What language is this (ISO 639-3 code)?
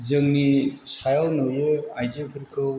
brx